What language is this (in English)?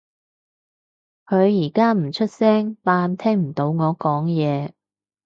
Cantonese